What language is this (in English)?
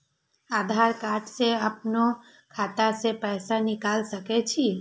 Maithili